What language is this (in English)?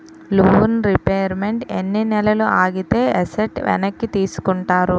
Telugu